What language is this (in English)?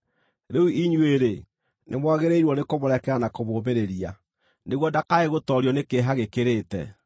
Kikuyu